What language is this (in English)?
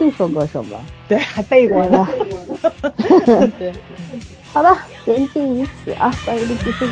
Chinese